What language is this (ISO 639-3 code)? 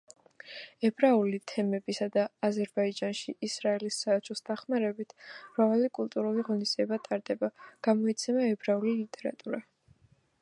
kat